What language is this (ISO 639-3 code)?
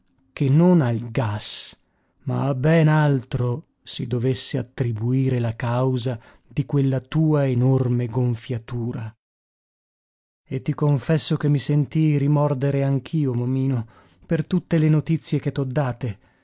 ita